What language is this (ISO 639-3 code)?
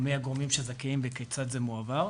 heb